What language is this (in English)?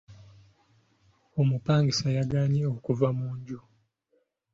Ganda